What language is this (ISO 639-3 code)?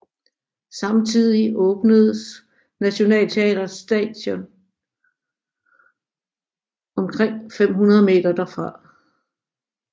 dan